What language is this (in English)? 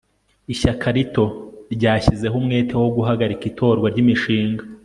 Kinyarwanda